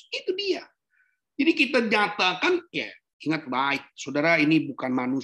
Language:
Indonesian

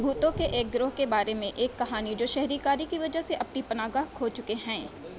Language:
Urdu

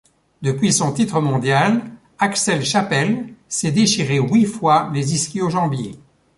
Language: French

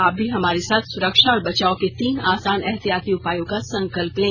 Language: Hindi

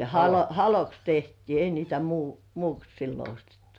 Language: Finnish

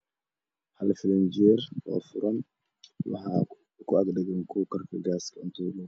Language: Somali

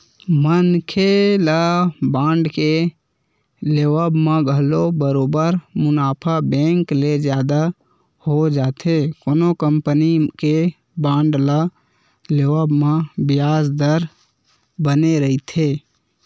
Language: Chhattisgarhi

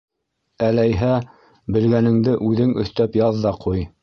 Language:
Bashkir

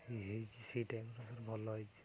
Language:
Odia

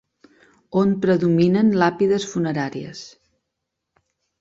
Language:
Catalan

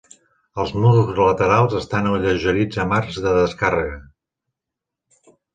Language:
Catalan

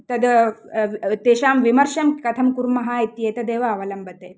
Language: Sanskrit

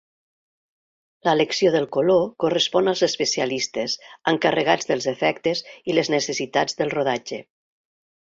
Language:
Catalan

